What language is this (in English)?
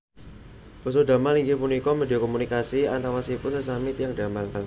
Javanese